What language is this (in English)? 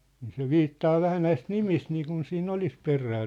Finnish